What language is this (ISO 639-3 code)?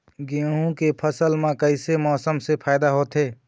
hne